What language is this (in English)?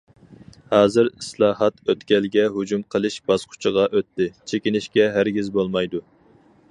Uyghur